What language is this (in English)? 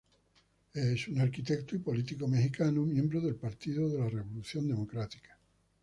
Spanish